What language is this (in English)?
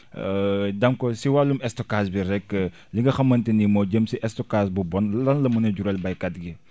Wolof